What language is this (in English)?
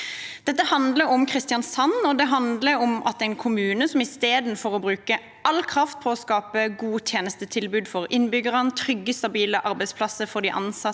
Norwegian